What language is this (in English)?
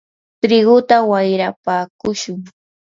Yanahuanca Pasco Quechua